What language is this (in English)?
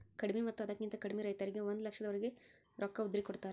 Kannada